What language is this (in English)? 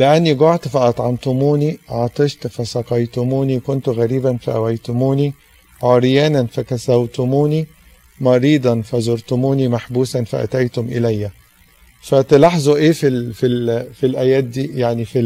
Arabic